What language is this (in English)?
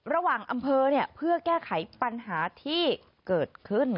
Thai